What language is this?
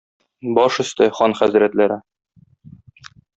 Tatar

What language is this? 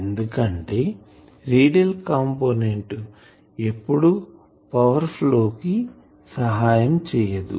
Telugu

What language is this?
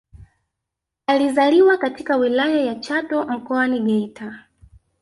Swahili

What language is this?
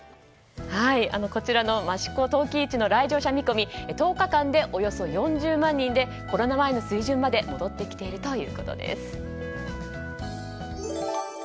Japanese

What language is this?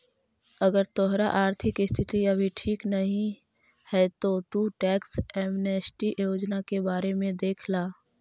Magahi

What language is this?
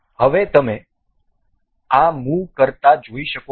Gujarati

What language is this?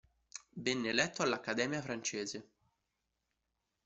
Italian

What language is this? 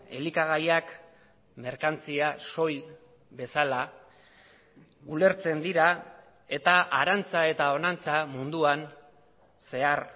Basque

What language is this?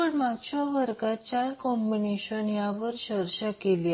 Marathi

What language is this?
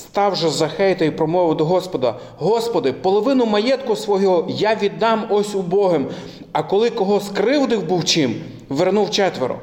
Ukrainian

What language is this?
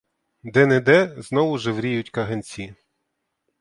Ukrainian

